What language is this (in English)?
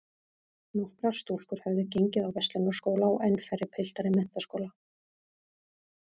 Icelandic